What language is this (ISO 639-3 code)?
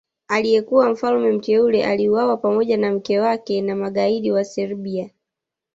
swa